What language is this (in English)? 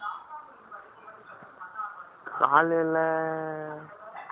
Tamil